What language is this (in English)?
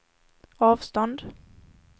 Swedish